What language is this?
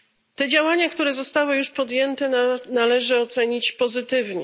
Polish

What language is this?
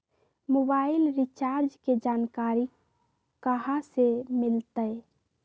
Magahi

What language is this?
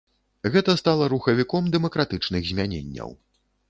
Belarusian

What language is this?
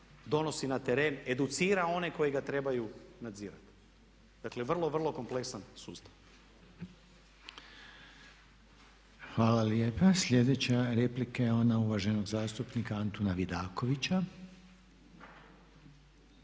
Croatian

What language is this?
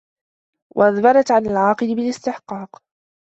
Arabic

